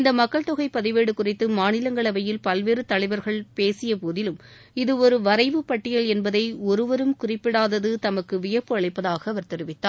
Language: Tamil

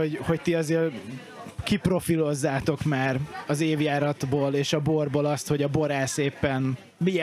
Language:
Hungarian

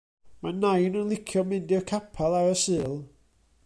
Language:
Welsh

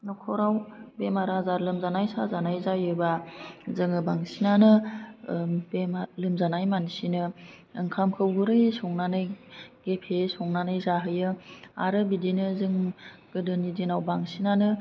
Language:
Bodo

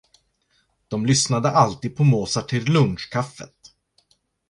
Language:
Swedish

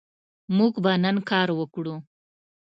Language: Pashto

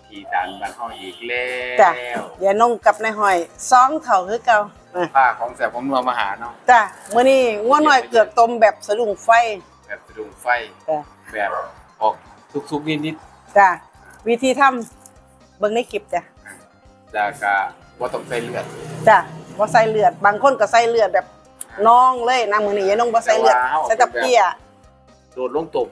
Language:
Thai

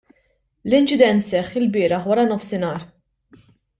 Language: Maltese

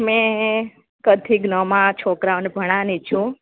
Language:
Gujarati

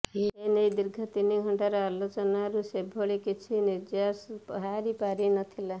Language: Odia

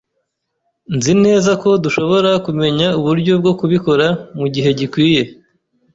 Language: Kinyarwanda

